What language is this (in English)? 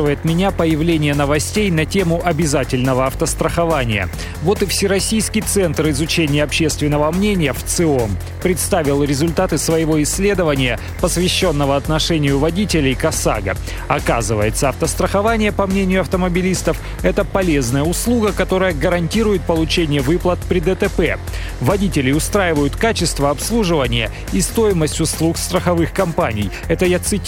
Russian